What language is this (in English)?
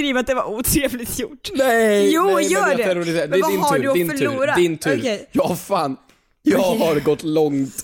Swedish